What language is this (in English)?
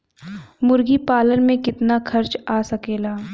Bhojpuri